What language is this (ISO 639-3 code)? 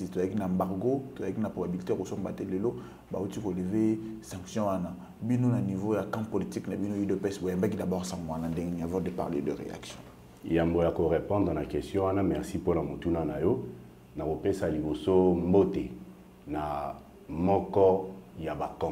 fra